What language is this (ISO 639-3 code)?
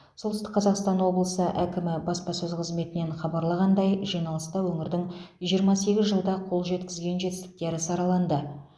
kaz